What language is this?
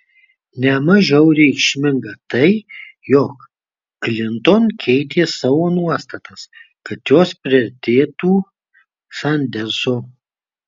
Lithuanian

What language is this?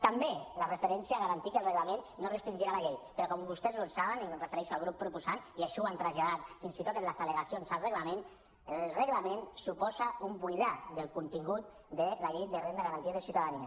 Catalan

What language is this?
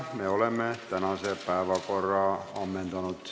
Estonian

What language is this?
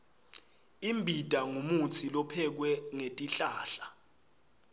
Swati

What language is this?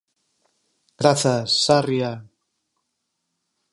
Galician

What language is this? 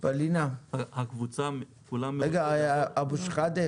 Hebrew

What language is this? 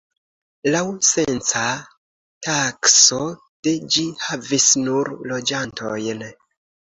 Esperanto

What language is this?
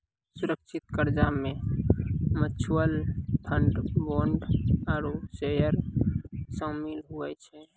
Maithili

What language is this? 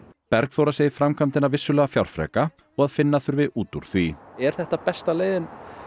Icelandic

